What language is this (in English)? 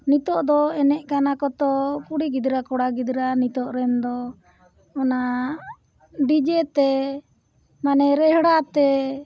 Santali